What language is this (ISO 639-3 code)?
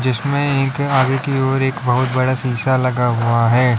hin